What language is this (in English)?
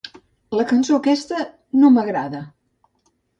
Catalan